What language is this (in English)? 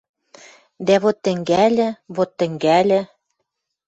Western Mari